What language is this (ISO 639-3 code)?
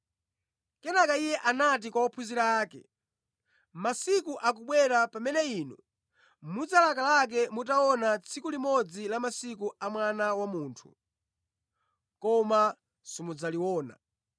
nya